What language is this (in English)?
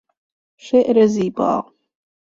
Persian